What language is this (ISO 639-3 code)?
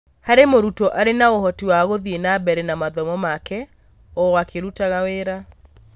kik